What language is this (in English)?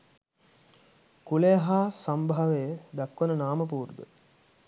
Sinhala